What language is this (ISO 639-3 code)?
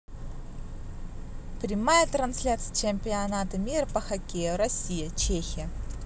rus